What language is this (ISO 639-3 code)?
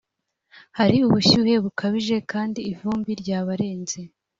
kin